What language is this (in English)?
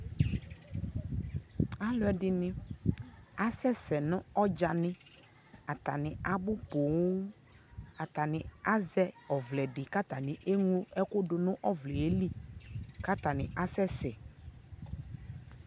Ikposo